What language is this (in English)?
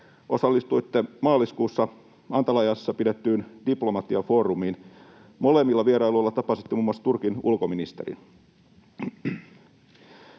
Finnish